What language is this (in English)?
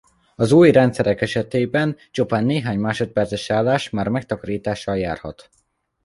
Hungarian